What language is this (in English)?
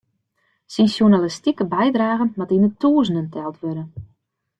Western Frisian